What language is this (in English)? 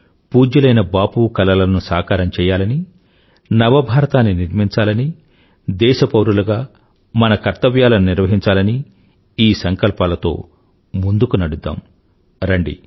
Telugu